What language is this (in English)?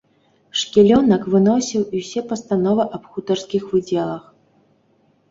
Belarusian